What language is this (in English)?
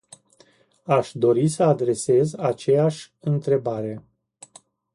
Romanian